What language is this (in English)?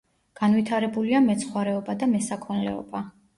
Georgian